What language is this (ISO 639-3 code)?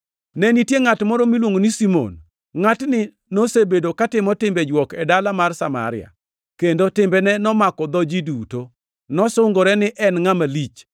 luo